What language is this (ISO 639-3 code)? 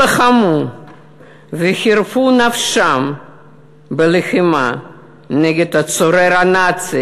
heb